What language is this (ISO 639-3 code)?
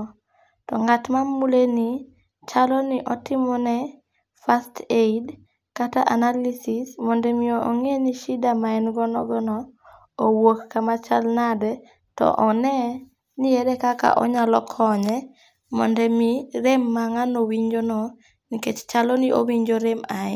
luo